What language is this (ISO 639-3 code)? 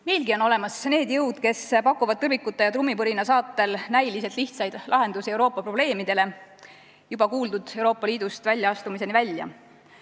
est